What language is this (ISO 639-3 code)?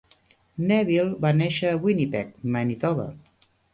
cat